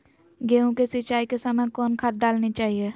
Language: Magahi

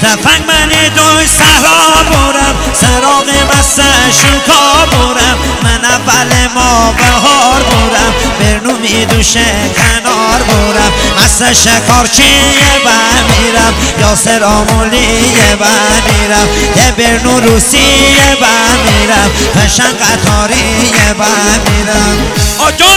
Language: Persian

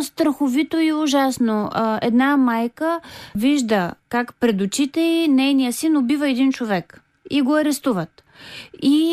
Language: Bulgarian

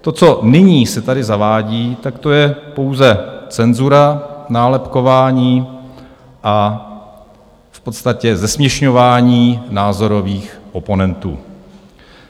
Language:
Czech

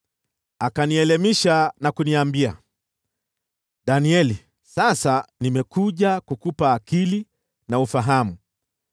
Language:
Swahili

